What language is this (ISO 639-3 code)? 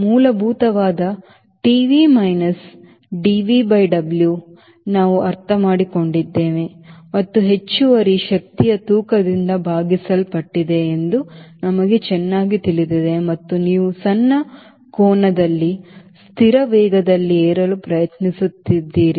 kan